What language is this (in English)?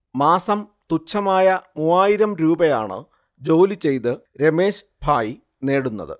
Malayalam